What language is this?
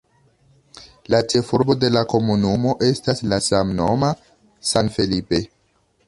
Esperanto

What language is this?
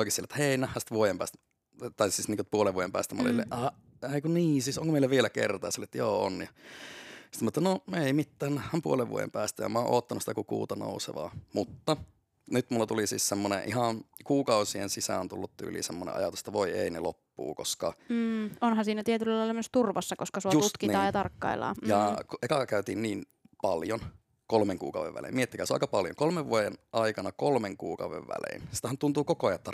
Finnish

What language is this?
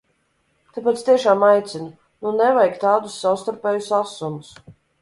Latvian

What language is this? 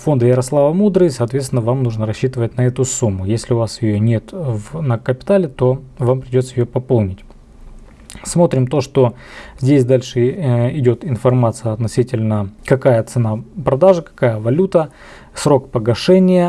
Russian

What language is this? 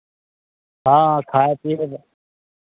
Maithili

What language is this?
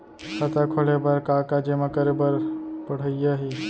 Chhattisgarhi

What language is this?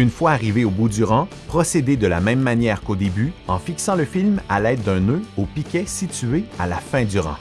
French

